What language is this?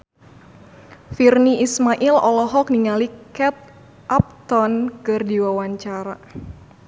Sundanese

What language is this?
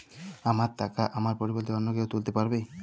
Bangla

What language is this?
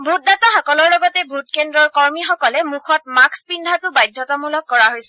Assamese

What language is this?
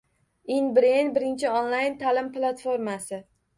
Uzbek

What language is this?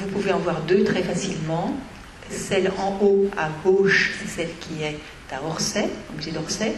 French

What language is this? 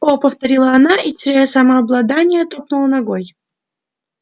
Russian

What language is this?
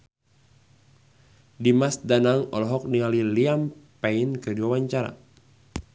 Sundanese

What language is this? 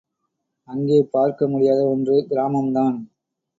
Tamil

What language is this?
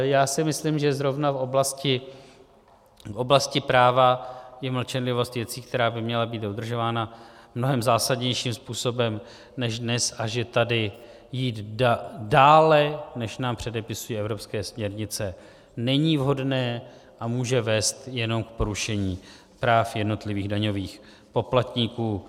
Czech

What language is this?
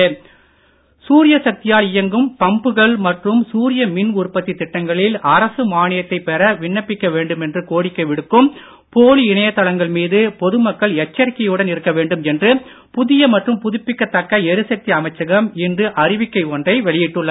Tamil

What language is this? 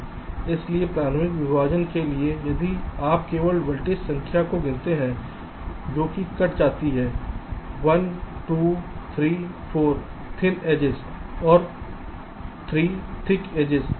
Hindi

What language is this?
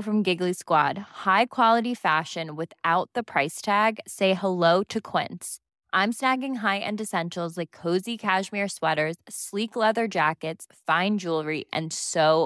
Persian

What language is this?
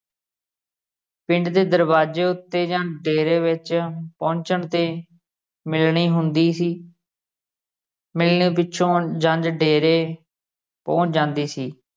Punjabi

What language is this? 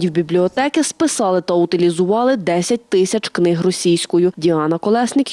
Ukrainian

